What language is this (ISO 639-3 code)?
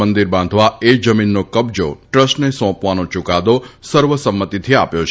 guj